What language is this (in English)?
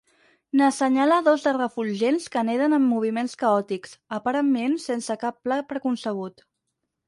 Catalan